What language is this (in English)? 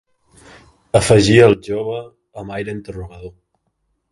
Catalan